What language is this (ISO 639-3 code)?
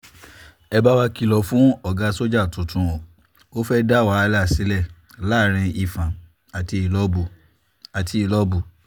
yor